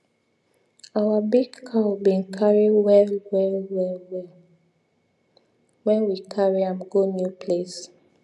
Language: Nigerian Pidgin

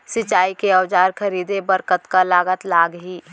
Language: Chhattisgarhi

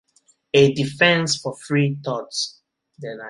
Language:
English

